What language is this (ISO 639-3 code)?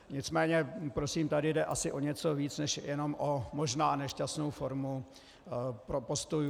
ces